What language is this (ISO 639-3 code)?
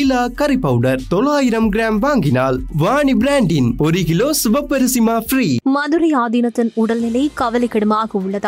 tam